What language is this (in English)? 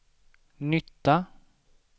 Swedish